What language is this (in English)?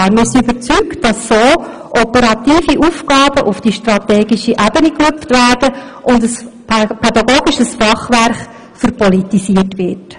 Swiss German